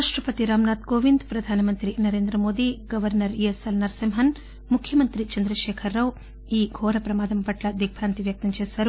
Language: Telugu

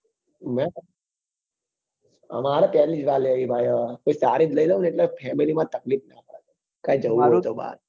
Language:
Gujarati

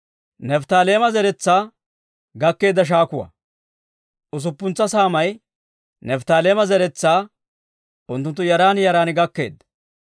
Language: Dawro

